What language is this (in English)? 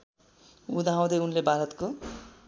Nepali